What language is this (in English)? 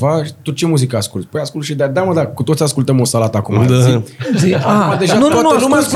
Romanian